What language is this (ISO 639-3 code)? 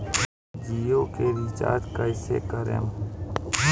bho